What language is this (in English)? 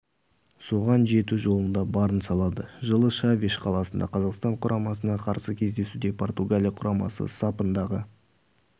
Kazakh